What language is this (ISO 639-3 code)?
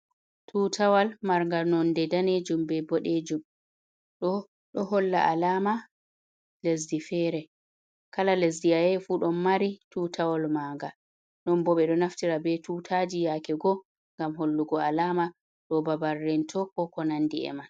ful